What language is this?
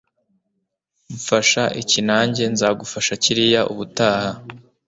Kinyarwanda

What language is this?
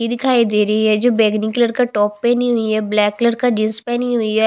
Hindi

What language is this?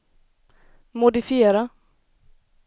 Swedish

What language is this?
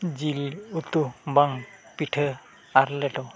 Santali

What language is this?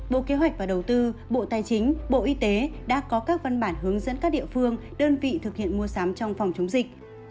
Vietnamese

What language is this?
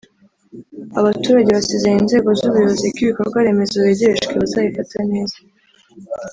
Kinyarwanda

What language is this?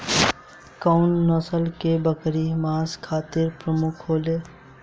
Bhojpuri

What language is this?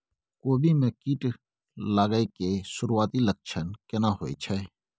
Maithili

